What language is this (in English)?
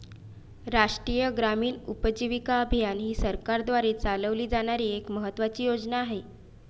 Marathi